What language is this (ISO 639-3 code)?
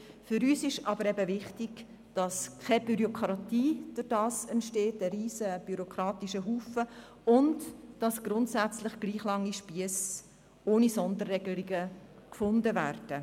gsw